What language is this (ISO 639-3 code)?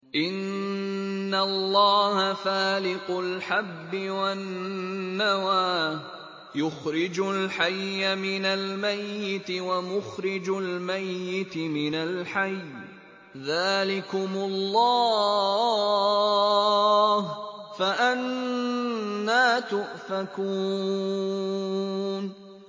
ara